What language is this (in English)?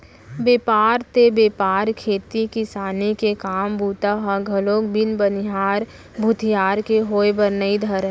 Chhattisgarhi